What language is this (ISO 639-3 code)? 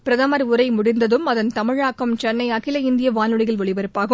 tam